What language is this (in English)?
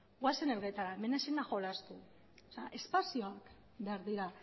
Basque